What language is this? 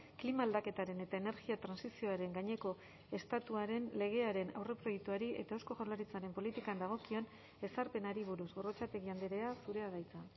Basque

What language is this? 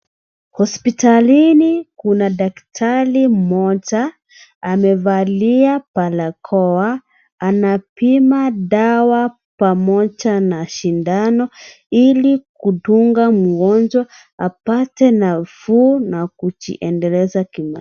Swahili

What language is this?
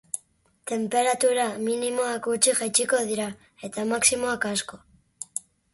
Basque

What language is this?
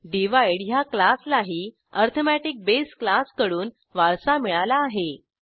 Marathi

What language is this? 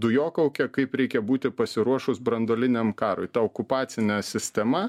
Lithuanian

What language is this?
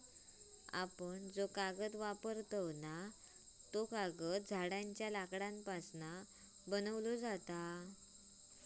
Marathi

